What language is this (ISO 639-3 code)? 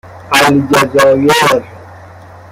fas